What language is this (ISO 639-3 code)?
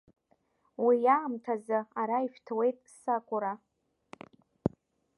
abk